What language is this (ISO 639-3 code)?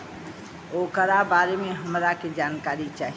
bho